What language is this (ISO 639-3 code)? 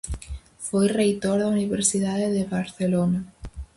glg